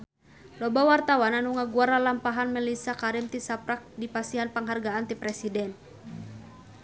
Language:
Sundanese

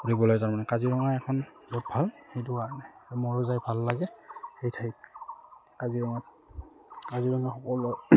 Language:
Assamese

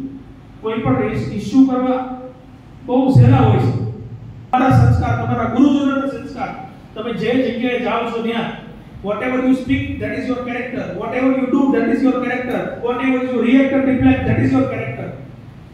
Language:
Gujarati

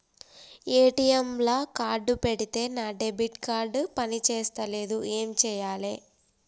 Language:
Telugu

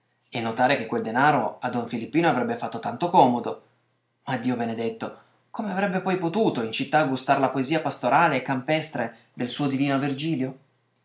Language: Italian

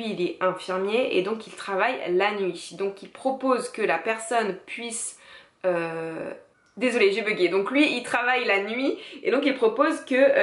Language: French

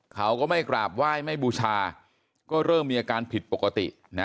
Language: Thai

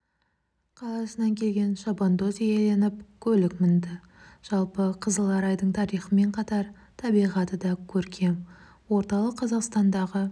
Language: Kazakh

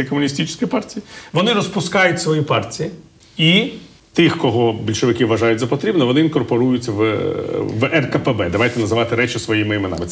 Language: Ukrainian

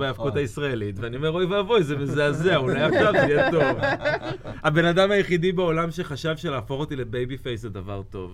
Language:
Hebrew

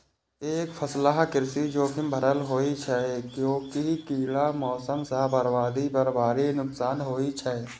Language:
Maithili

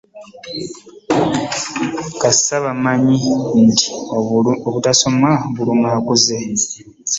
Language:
Ganda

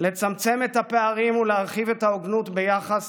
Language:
Hebrew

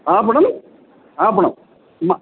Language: Sanskrit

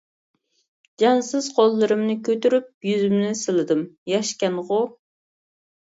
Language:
Uyghur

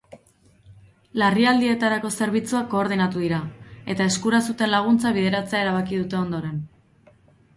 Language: Basque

